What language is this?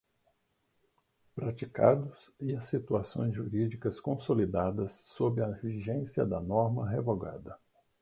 Portuguese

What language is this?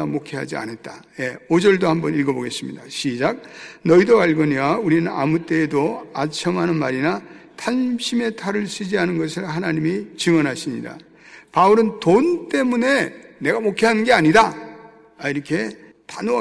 Korean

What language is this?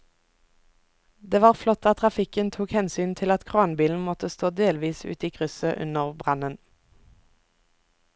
Norwegian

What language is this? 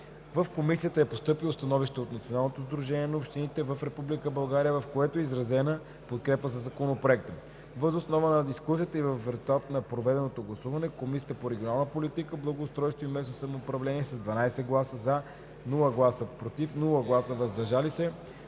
Bulgarian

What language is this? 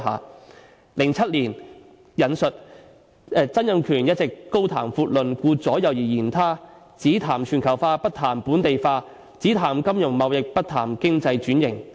Cantonese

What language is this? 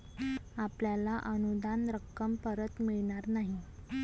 Marathi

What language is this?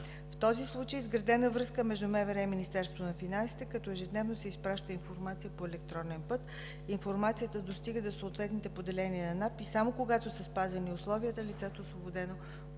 Bulgarian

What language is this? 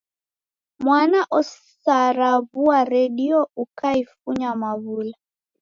Taita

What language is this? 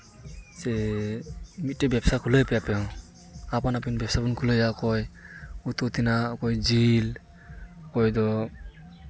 Santali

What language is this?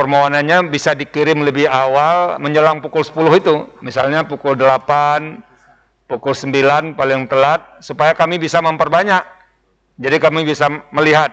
Indonesian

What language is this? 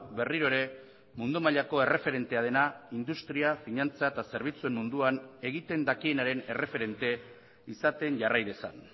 Basque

